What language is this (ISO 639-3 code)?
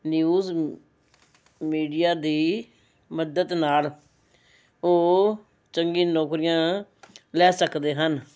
pan